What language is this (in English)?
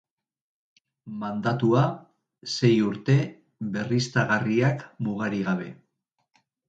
Basque